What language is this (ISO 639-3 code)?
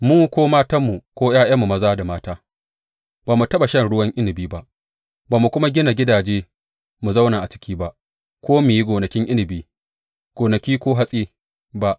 hau